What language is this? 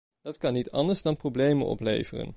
Dutch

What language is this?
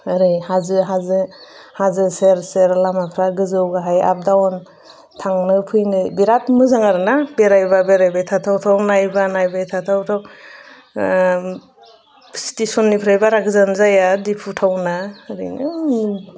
Bodo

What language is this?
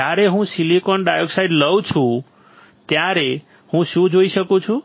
Gujarati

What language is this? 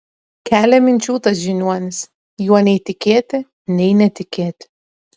Lithuanian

